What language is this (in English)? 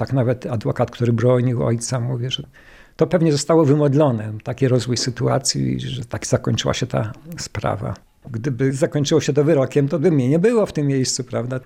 Polish